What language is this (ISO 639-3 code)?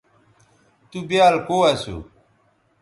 btv